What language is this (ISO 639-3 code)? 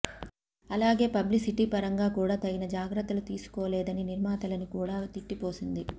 tel